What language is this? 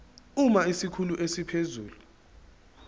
Zulu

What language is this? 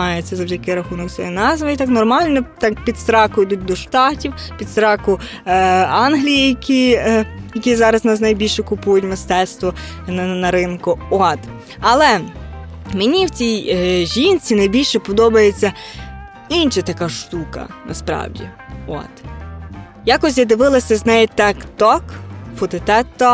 Ukrainian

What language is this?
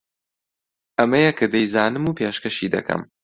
Central Kurdish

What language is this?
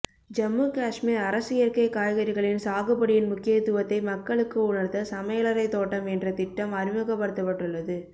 Tamil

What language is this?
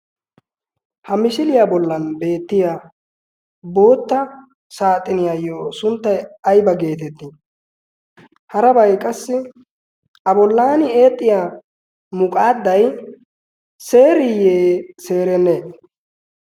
Wolaytta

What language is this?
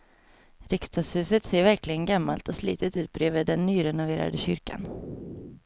Swedish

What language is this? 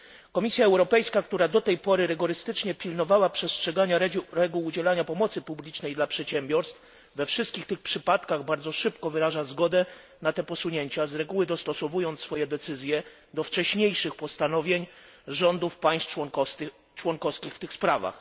Polish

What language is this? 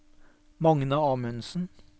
Norwegian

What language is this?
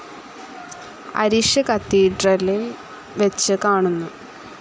Malayalam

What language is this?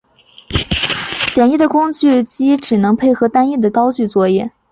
Chinese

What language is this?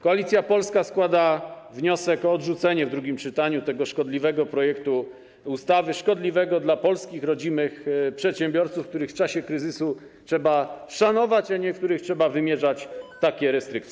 Polish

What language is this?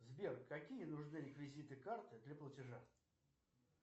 Russian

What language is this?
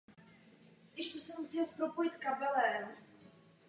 Czech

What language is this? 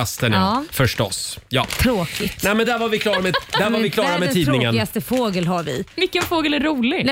Swedish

